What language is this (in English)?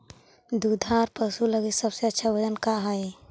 Magahi